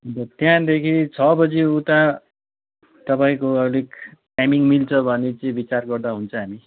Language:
Nepali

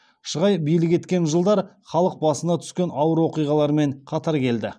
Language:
Kazakh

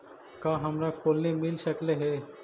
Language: Magahi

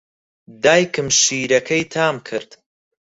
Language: Central Kurdish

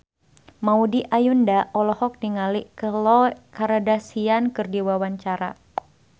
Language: Sundanese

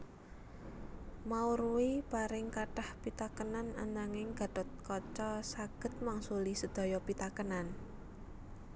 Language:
Javanese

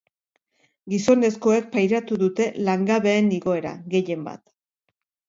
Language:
Basque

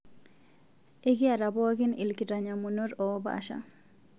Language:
Masai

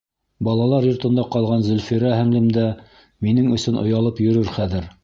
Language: Bashkir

